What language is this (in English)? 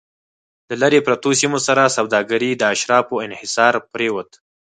Pashto